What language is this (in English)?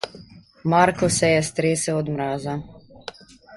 Slovenian